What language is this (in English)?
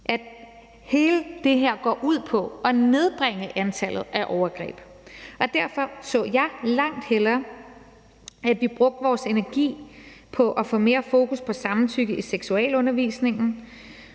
Danish